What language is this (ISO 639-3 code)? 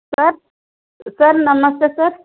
tel